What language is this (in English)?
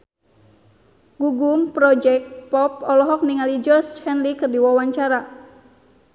Sundanese